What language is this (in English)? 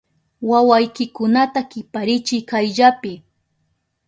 Southern Pastaza Quechua